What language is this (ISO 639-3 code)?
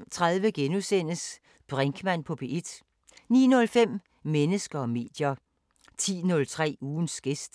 dan